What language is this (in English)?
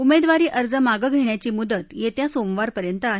Marathi